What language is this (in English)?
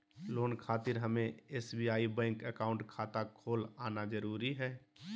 Magahi